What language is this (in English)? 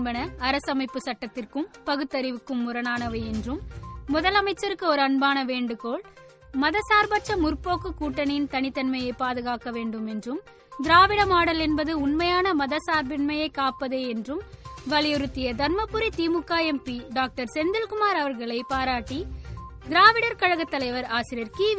Tamil